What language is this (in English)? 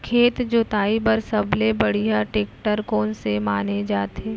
Chhattisgarhi